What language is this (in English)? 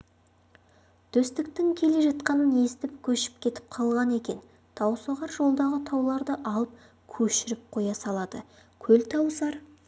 Kazakh